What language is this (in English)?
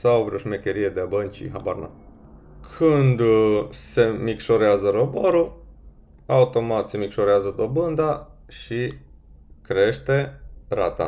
Romanian